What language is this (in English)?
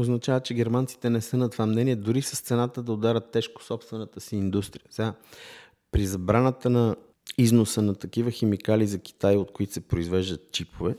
Bulgarian